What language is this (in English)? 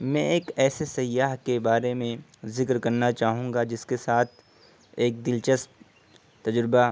Urdu